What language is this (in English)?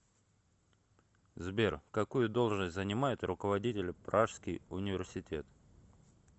Russian